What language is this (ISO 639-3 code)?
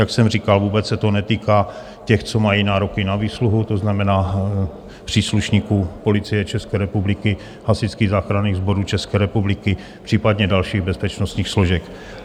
ces